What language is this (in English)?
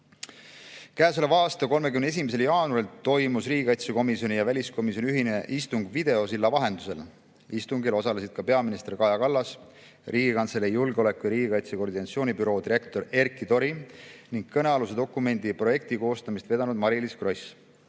Estonian